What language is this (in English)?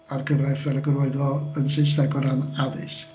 Welsh